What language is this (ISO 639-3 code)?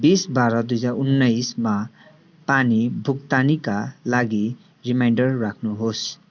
nep